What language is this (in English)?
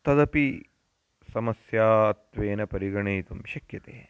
Sanskrit